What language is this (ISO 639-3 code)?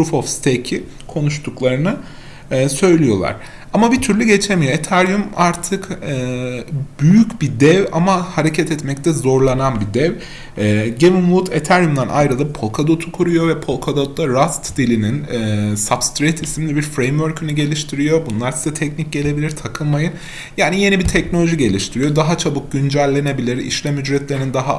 tur